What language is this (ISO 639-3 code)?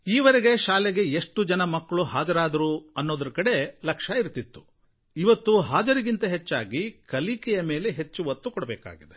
kan